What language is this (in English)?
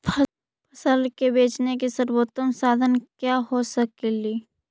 Magahi